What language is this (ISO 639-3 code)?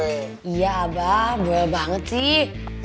ind